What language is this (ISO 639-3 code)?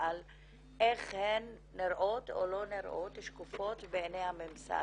heb